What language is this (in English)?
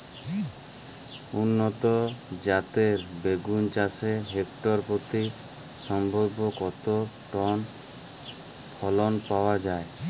Bangla